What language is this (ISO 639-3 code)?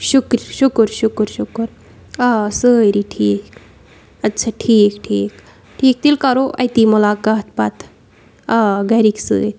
kas